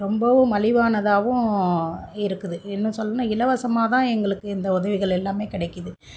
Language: Tamil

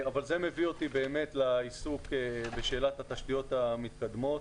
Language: Hebrew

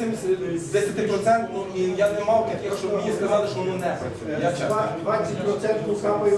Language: Ukrainian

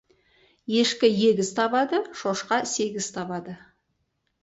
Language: Kazakh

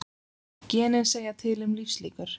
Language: Icelandic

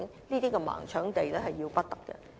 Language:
Cantonese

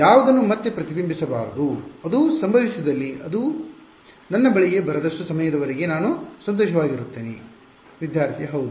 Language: Kannada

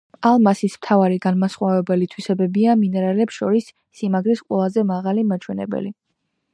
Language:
Georgian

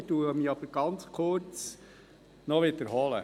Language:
Swiss German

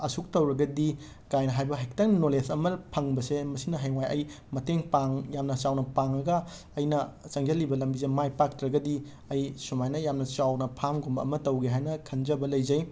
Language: Manipuri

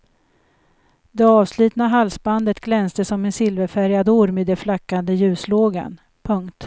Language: Swedish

